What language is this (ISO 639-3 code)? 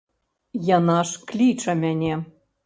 bel